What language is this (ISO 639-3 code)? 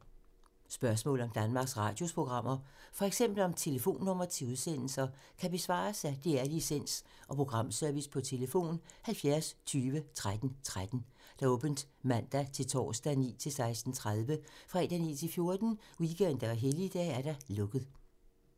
dan